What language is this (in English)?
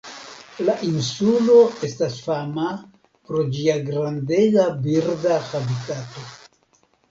Esperanto